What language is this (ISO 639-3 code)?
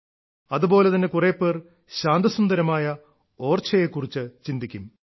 mal